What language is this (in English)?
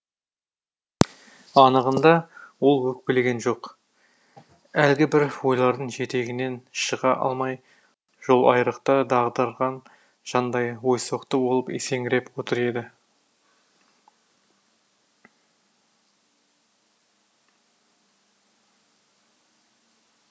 Kazakh